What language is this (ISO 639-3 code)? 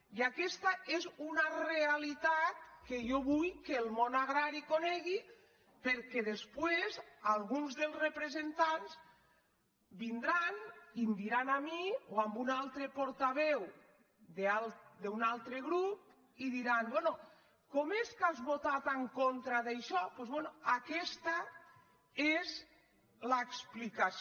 cat